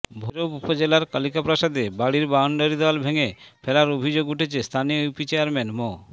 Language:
Bangla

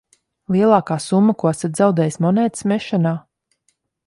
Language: Latvian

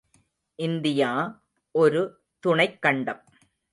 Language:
Tamil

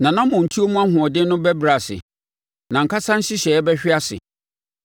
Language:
Akan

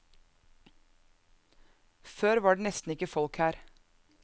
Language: Norwegian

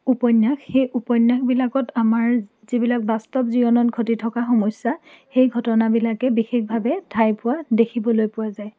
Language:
Assamese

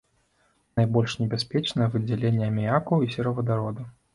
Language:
Belarusian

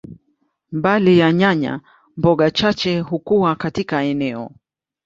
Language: Swahili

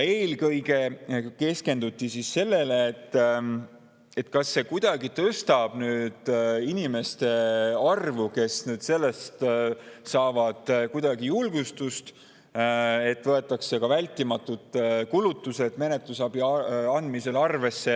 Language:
Estonian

